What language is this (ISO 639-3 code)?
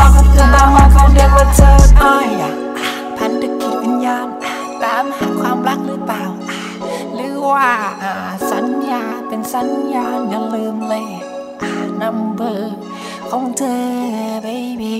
tha